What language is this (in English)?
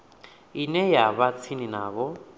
Venda